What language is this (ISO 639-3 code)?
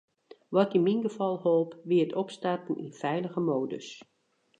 fry